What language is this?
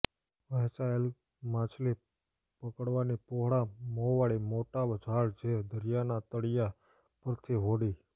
Gujarati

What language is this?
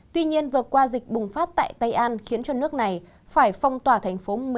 Vietnamese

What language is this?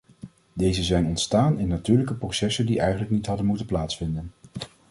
Dutch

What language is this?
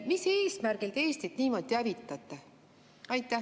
Estonian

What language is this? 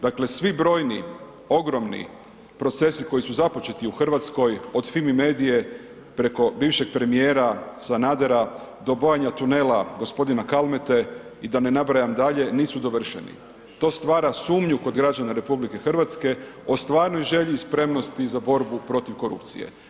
Croatian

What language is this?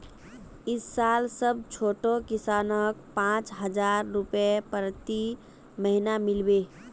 Magahi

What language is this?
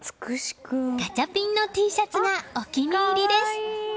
Japanese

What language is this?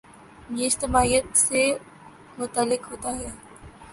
Urdu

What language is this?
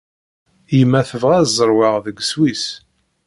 Kabyle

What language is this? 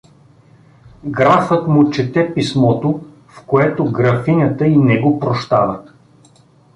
Bulgarian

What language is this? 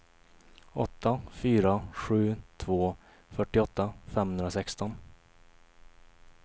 Swedish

